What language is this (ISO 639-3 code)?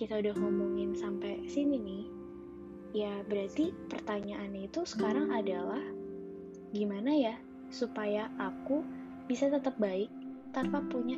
ind